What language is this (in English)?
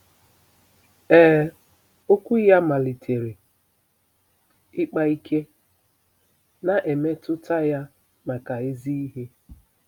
Igbo